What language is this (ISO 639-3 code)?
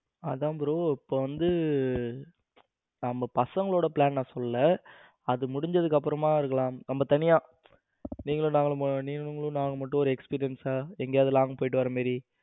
tam